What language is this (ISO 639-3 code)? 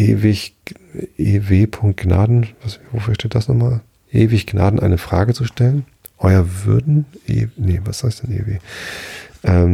deu